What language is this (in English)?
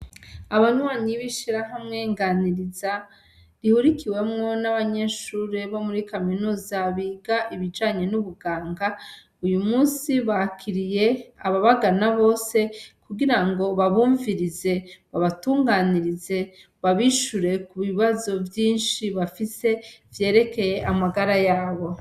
Rundi